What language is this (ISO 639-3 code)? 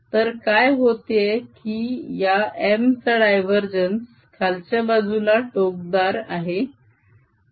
mar